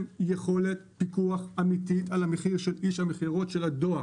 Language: Hebrew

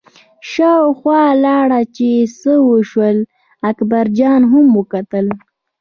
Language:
Pashto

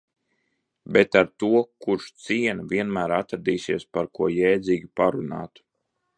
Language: Latvian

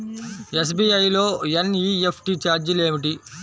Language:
Telugu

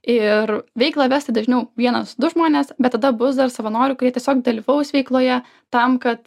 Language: Lithuanian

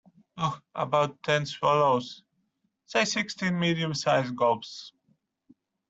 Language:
English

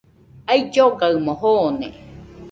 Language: Nüpode Huitoto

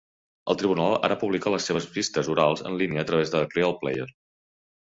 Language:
Catalan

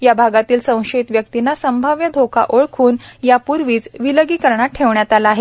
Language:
Marathi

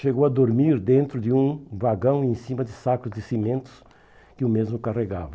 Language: Portuguese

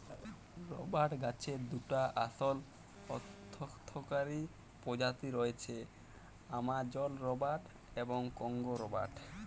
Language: Bangla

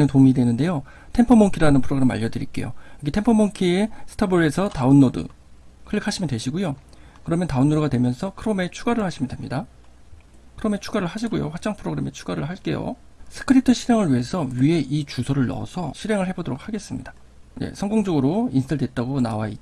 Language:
Korean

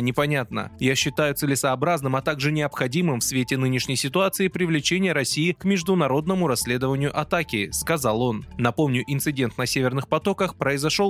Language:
Russian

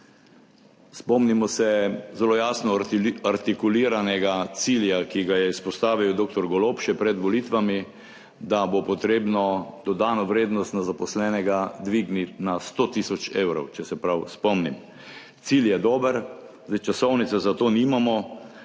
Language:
Slovenian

